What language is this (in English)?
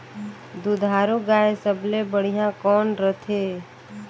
Chhattisgarhi